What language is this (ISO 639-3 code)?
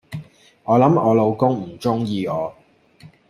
yue